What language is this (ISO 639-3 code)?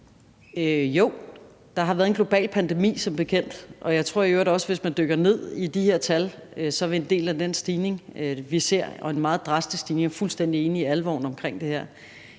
dan